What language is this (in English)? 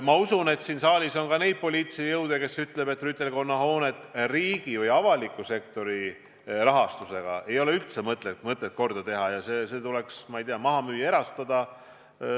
Estonian